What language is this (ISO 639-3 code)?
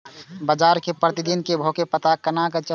mai